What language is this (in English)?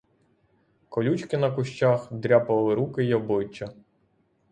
Ukrainian